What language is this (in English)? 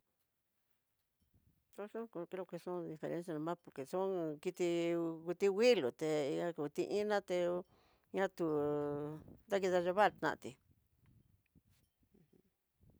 Tidaá Mixtec